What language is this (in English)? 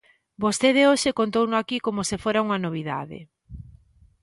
Galician